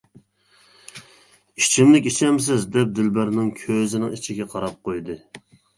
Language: Uyghur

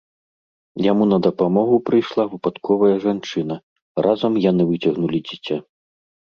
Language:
Belarusian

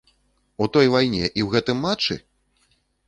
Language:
Belarusian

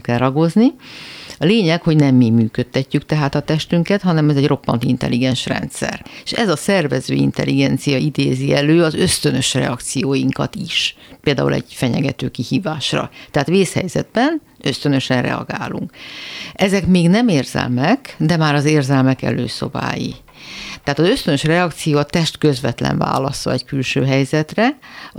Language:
Hungarian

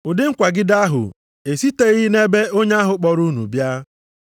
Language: Igbo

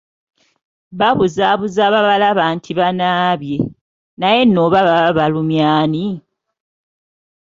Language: Ganda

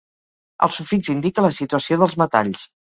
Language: Catalan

